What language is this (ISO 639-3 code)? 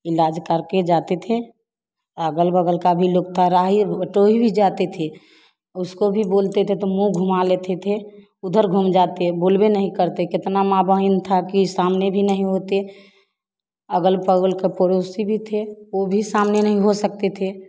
hin